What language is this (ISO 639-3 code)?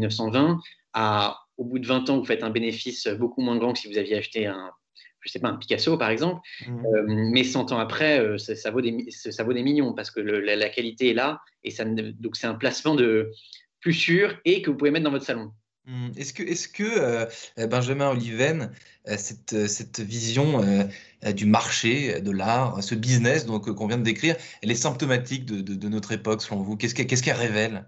fra